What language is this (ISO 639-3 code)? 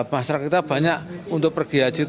ind